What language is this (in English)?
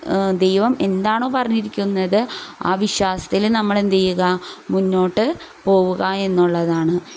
Malayalam